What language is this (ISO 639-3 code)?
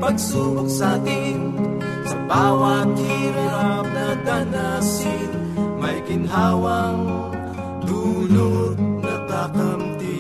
fil